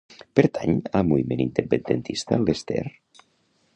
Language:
Catalan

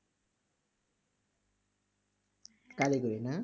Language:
Bangla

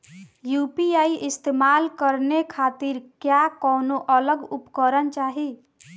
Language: Bhojpuri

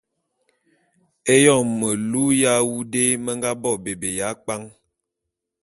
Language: Bulu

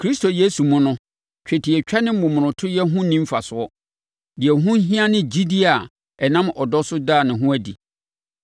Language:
Akan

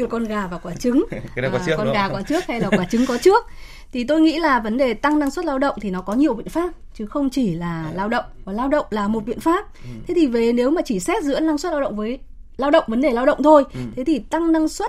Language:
Vietnamese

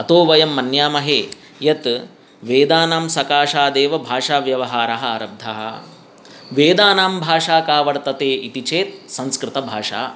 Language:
Sanskrit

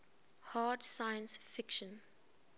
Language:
English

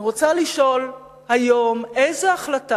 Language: Hebrew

